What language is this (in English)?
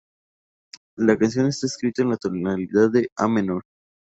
Spanish